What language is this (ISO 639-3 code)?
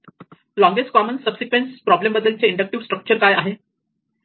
mar